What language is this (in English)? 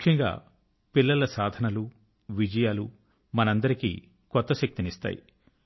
Telugu